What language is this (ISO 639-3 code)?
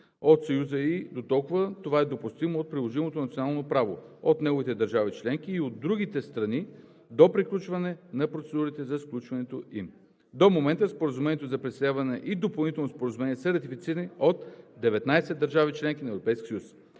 bul